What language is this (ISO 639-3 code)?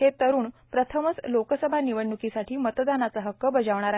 mar